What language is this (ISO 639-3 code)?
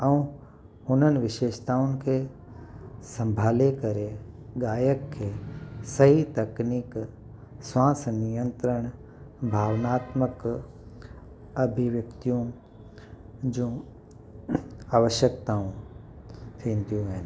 snd